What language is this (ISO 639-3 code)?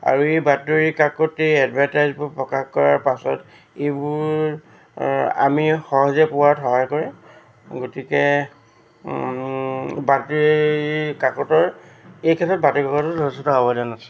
asm